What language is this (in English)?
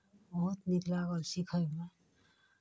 Maithili